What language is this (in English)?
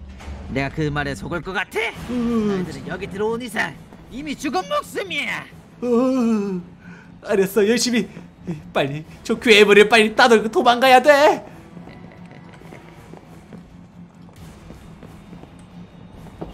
Korean